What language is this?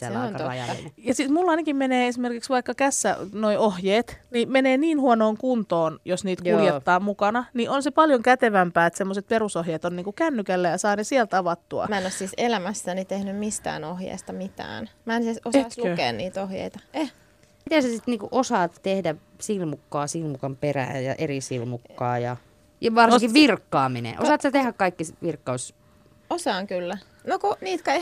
Finnish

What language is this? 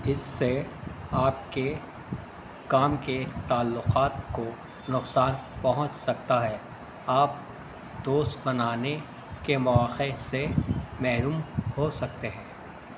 Urdu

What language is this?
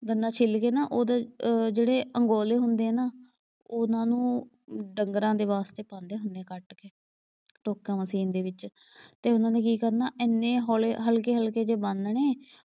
Punjabi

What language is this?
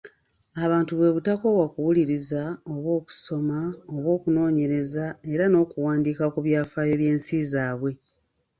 Ganda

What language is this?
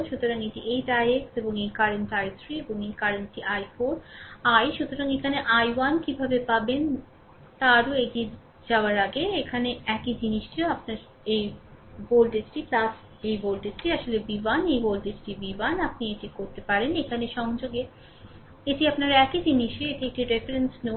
Bangla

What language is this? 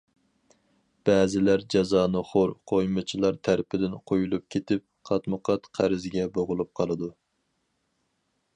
Uyghur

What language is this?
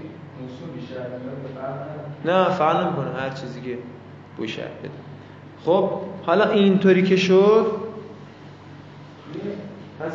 Persian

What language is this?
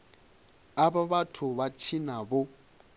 Venda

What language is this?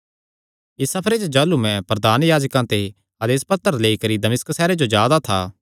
Kangri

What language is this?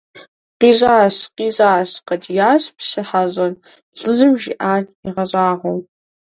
Kabardian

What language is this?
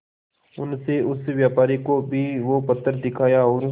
Hindi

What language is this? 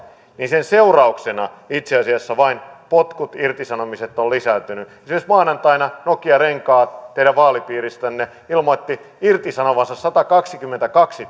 Finnish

